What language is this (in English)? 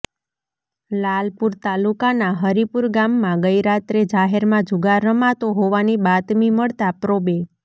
Gujarati